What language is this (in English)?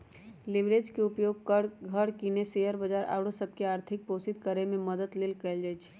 Magahi